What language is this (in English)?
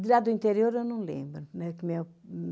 Portuguese